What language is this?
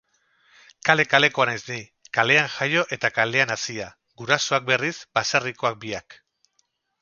Basque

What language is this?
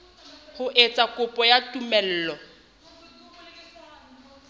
Southern Sotho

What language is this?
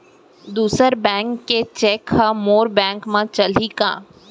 Chhattisgarhi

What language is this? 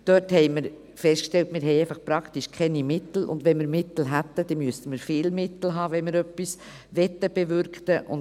Swiss German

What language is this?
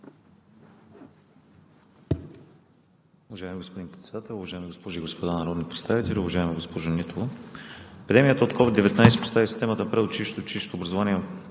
Bulgarian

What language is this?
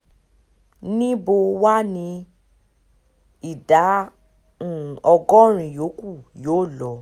Yoruba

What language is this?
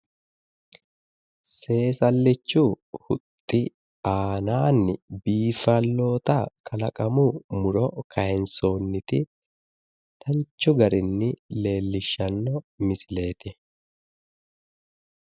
Sidamo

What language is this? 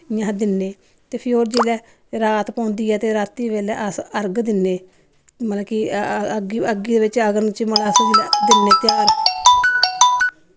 Dogri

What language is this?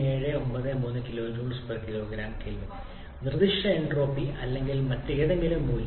Malayalam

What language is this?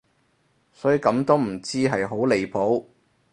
Cantonese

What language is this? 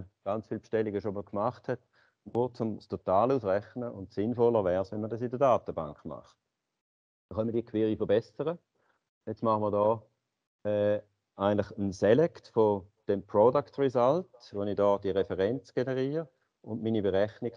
German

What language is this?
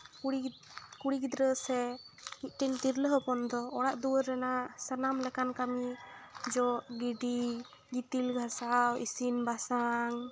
Santali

